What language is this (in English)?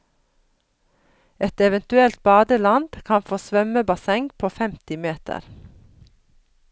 Norwegian